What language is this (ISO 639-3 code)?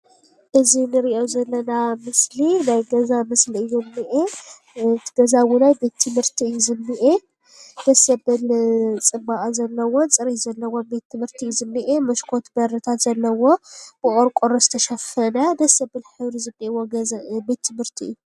tir